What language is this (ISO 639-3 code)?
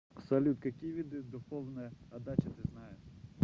rus